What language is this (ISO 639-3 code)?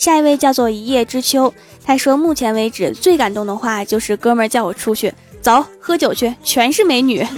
zho